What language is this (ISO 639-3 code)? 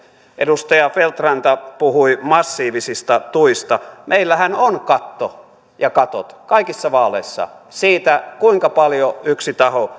fin